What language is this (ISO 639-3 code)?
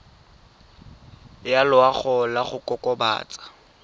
tsn